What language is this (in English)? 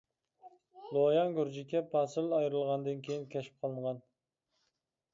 Uyghur